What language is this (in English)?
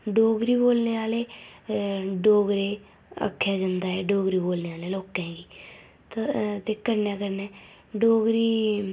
Dogri